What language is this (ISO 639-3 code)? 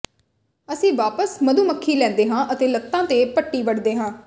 pan